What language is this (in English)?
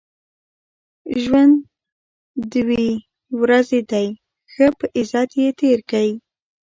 Pashto